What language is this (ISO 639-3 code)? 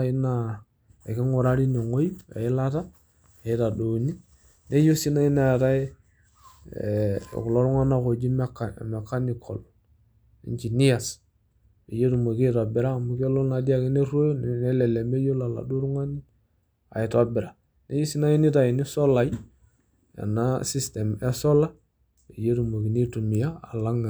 mas